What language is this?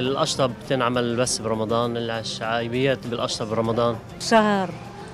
Arabic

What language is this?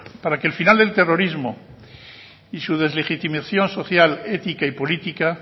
Spanish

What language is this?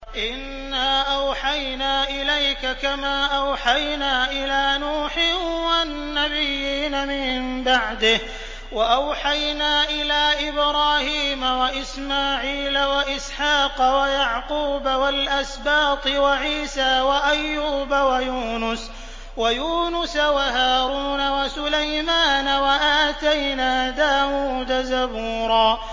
Arabic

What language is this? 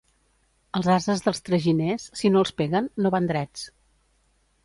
Catalan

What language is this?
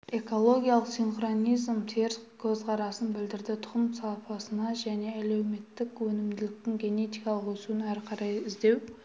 Kazakh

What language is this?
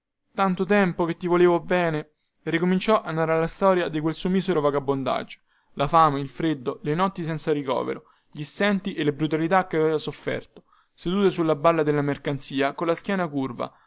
Italian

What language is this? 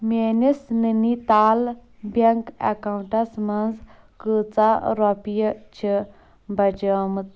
Kashmiri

